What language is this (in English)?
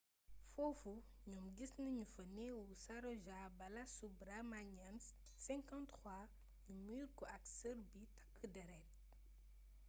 Wolof